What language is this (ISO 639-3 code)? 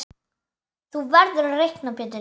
isl